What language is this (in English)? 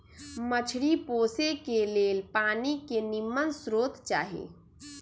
Magahi